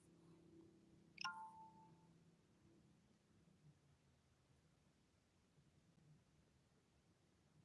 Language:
Indonesian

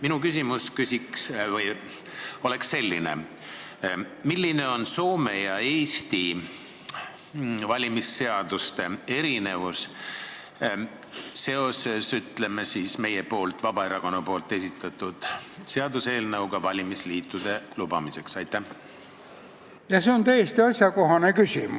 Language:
Estonian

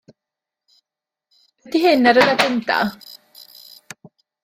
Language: Welsh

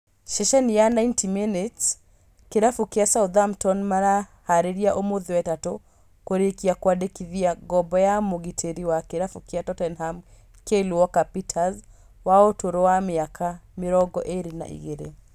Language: Kikuyu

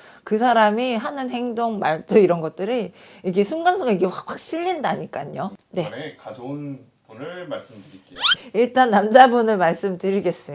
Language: Korean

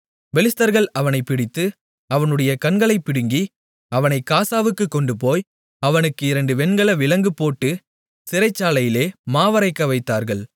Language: Tamil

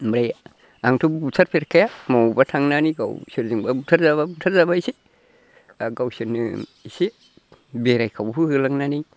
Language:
Bodo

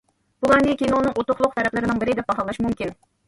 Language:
Uyghur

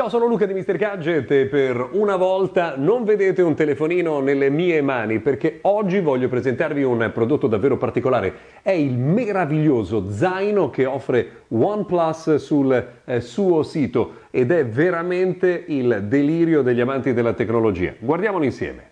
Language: Italian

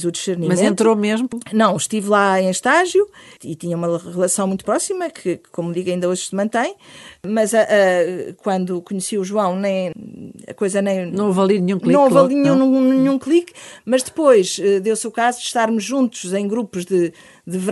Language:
Portuguese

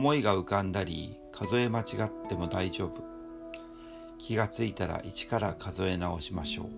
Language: Japanese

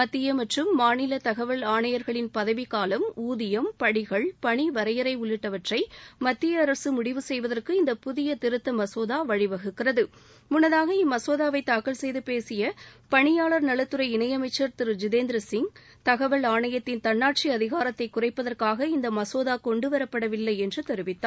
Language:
Tamil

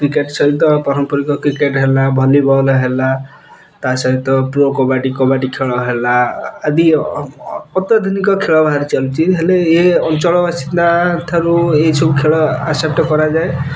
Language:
Odia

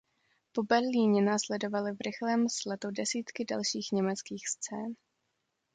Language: Czech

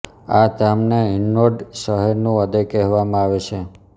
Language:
Gujarati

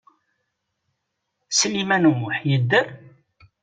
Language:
Kabyle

